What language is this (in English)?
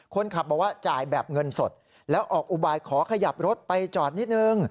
Thai